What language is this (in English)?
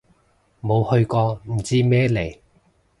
Cantonese